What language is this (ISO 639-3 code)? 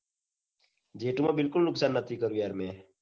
guj